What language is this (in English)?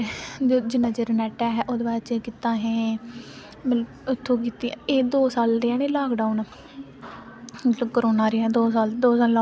Dogri